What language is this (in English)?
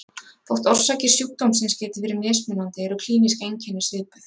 Icelandic